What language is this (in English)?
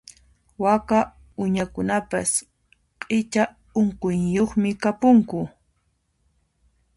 Puno Quechua